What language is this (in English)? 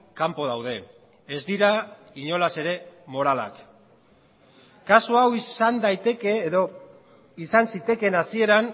Basque